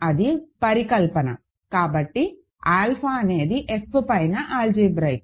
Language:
Telugu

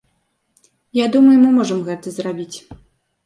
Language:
Belarusian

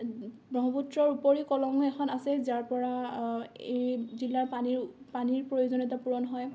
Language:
Assamese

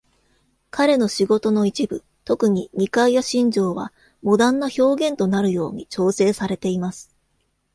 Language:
Japanese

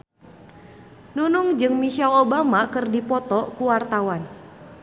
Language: Sundanese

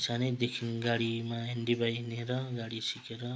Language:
Nepali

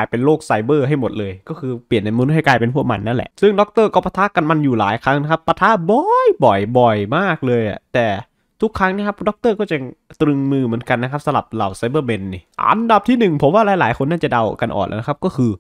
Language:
Thai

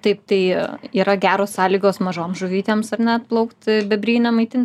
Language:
Lithuanian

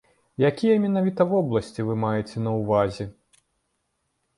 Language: Belarusian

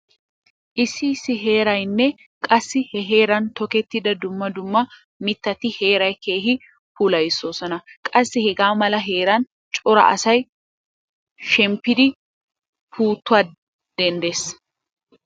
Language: Wolaytta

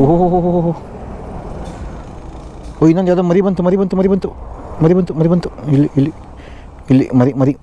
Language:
Kannada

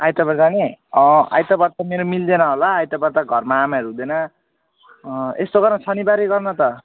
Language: Nepali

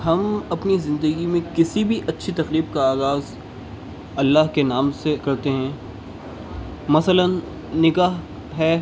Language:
Urdu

